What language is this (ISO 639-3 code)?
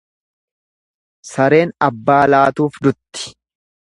orm